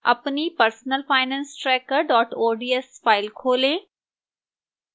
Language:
Hindi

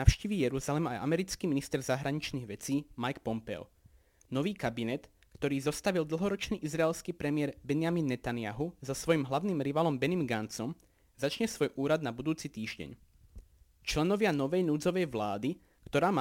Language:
Slovak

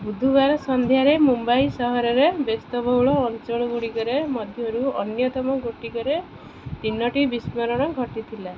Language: Odia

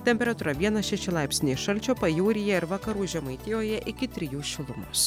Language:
Lithuanian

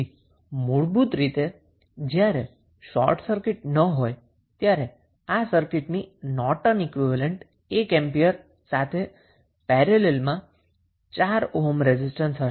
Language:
Gujarati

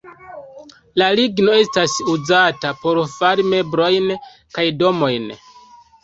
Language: Esperanto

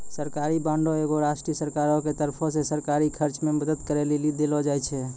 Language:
Maithili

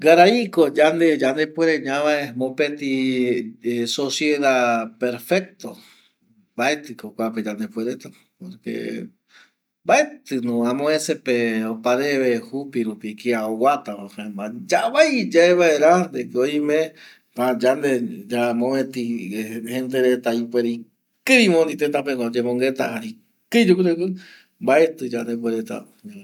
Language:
Eastern Bolivian Guaraní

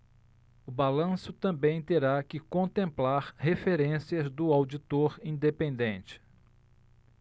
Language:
Portuguese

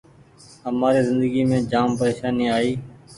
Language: Goaria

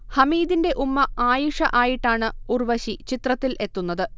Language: Malayalam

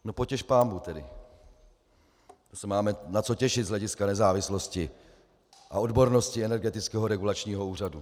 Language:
Czech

